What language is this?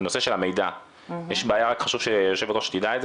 Hebrew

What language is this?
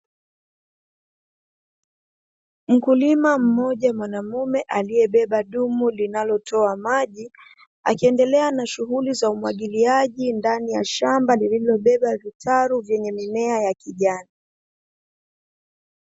Swahili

